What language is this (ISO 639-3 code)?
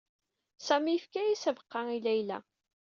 kab